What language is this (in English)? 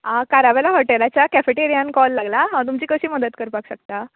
Konkani